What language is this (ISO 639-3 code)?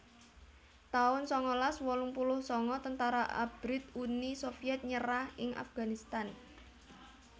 jav